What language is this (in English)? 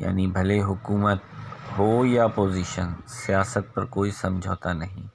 Urdu